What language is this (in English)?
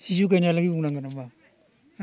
Bodo